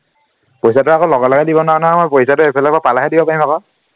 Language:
Assamese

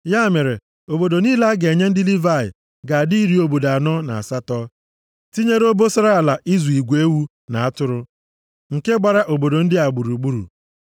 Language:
Igbo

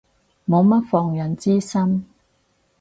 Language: Cantonese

